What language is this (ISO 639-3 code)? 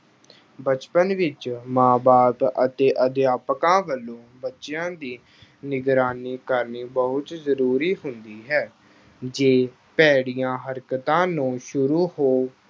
pan